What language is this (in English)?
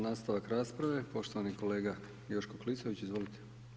Croatian